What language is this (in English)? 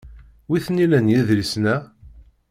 Kabyle